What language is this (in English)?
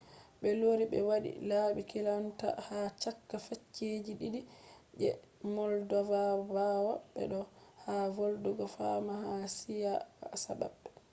Fula